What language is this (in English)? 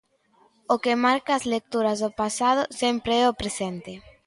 Galician